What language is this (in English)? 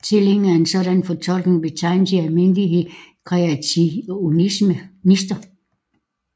Danish